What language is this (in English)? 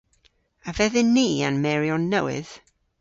Cornish